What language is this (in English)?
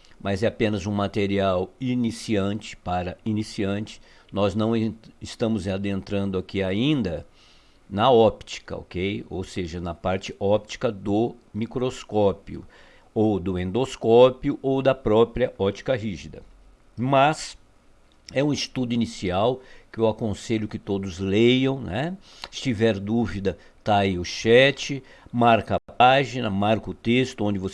Portuguese